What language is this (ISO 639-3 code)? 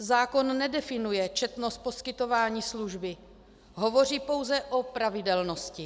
ces